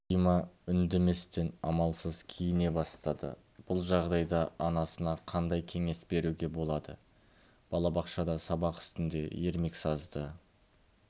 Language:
Kazakh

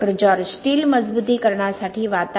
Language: Marathi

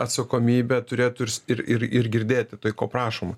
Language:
Lithuanian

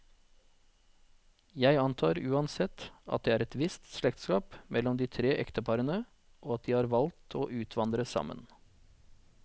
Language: Norwegian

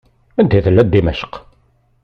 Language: Kabyle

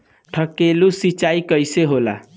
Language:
Bhojpuri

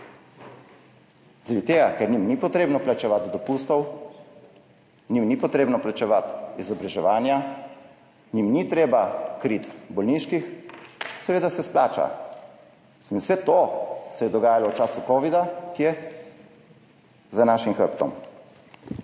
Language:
Slovenian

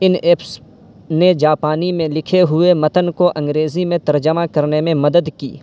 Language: Urdu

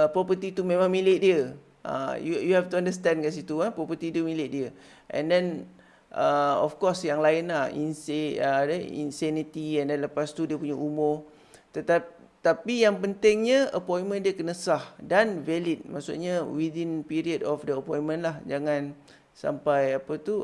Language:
Malay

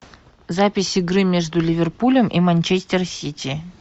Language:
Russian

